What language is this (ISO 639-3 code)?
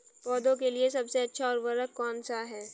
hin